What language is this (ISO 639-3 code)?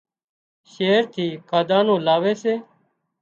kxp